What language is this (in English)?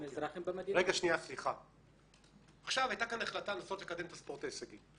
Hebrew